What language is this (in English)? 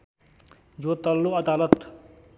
Nepali